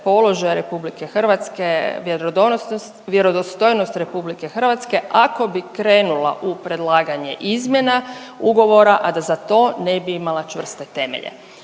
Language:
Croatian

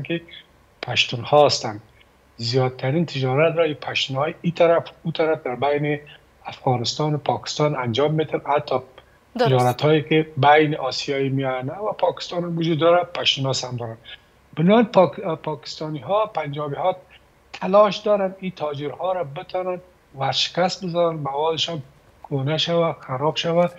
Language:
Persian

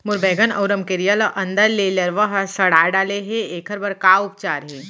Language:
Chhattisgarhi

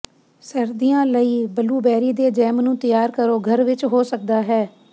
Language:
Punjabi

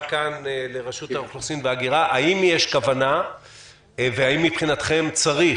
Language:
Hebrew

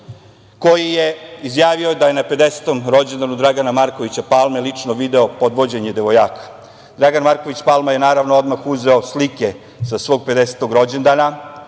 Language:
Serbian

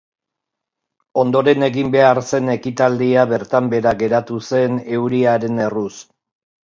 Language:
Basque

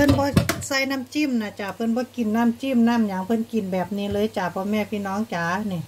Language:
Thai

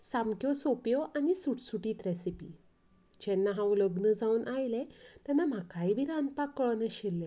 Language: Konkani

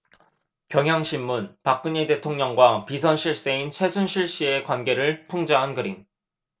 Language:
Korean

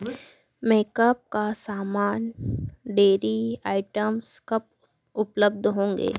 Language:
Hindi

